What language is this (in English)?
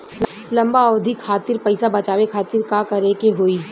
Bhojpuri